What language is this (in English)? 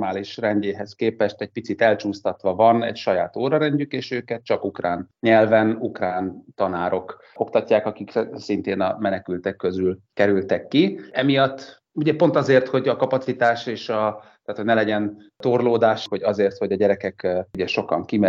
Hungarian